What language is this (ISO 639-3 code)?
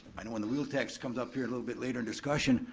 eng